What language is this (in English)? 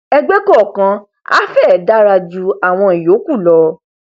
Yoruba